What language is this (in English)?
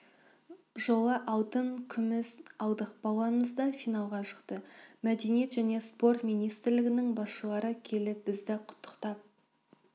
Kazakh